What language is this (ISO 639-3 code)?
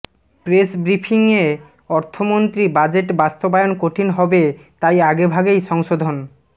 ben